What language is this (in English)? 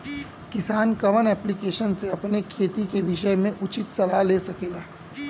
Bhojpuri